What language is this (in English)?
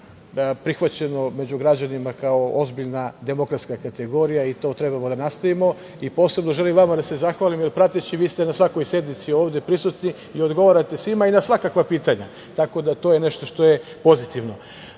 Serbian